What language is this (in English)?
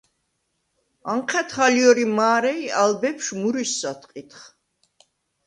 Svan